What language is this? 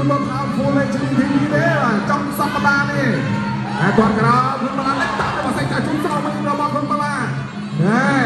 Thai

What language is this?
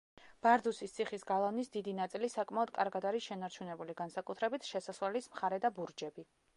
Georgian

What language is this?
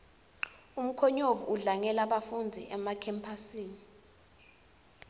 Swati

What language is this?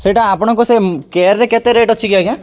Odia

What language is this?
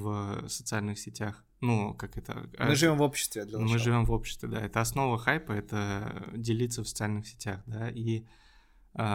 Russian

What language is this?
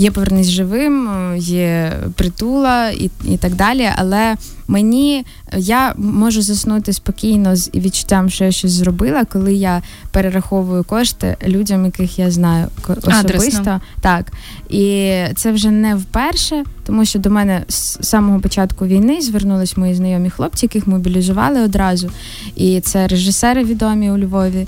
Ukrainian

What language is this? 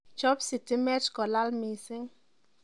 Kalenjin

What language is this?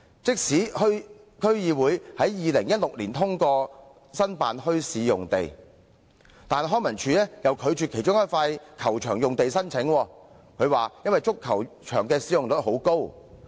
Cantonese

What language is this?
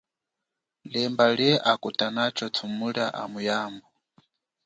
Chokwe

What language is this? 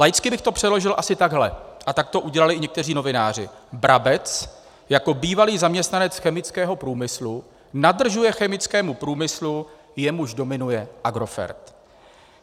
Czech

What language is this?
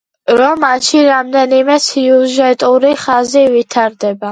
Georgian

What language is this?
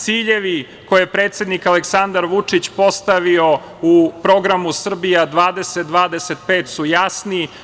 Serbian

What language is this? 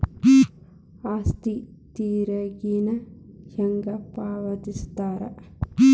Kannada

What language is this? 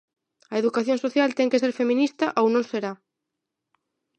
Galician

